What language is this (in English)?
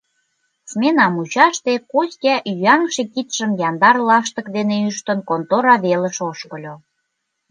Mari